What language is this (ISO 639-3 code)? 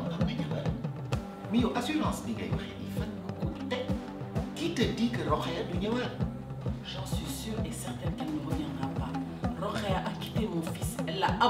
fra